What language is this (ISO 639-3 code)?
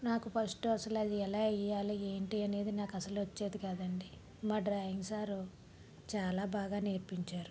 tel